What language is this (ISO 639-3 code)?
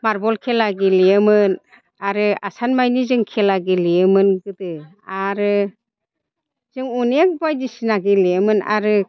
brx